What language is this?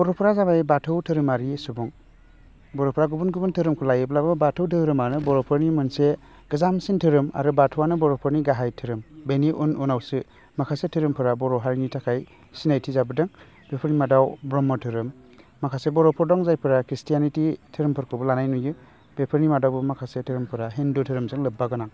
Bodo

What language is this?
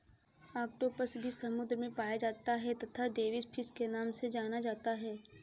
Hindi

